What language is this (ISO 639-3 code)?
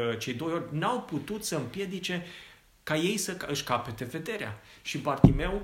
ron